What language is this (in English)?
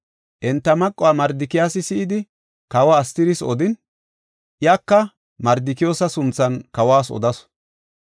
Gofa